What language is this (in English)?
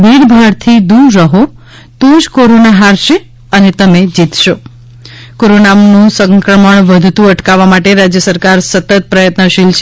Gujarati